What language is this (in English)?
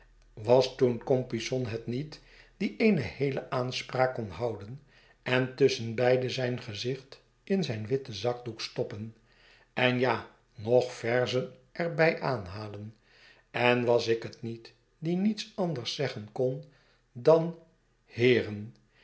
Dutch